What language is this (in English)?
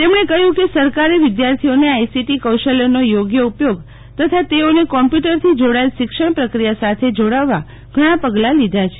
Gujarati